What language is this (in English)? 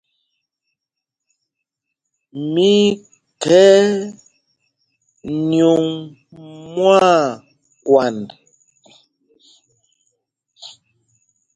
Mpumpong